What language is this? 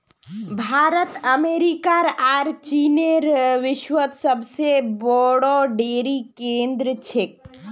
Magahi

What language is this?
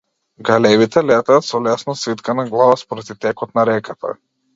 Macedonian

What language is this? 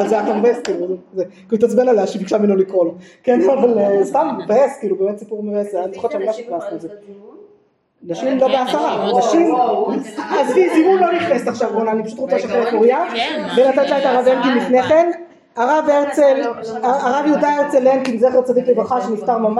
Hebrew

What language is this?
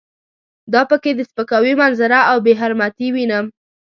Pashto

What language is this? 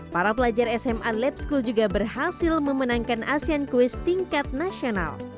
Indonesian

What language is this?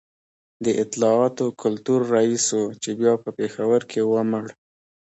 Pashto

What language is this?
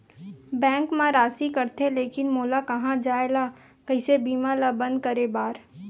Chhattisgarhi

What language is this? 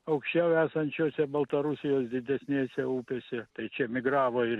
Lithuanian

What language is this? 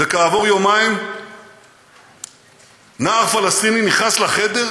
Hebrew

